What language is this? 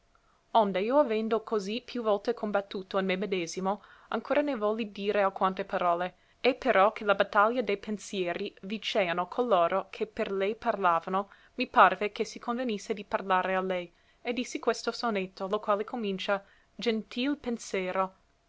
Italian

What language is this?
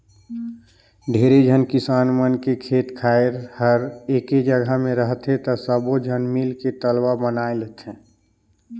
Chhattisgarhi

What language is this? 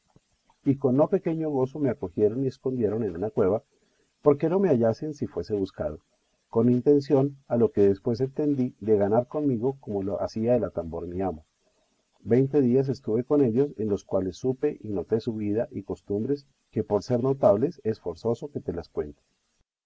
Spanish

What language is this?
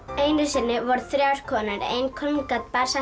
Icelandic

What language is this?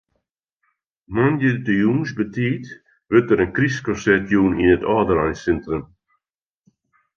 Western Frisian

